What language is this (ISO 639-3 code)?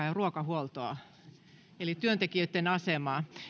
fin